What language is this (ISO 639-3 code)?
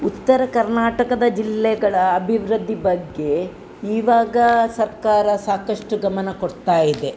kan